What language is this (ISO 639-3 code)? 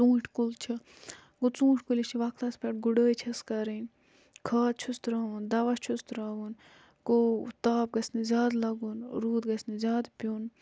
kas